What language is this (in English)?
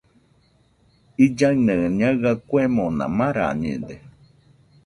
Nüpode Huitoto